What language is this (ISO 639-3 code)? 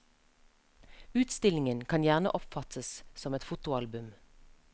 nor